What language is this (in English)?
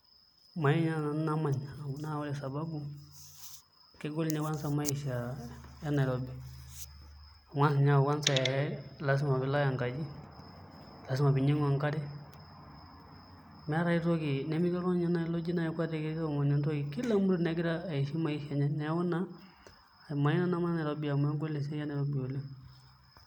Masai